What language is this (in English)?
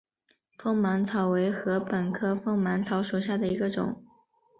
Chinese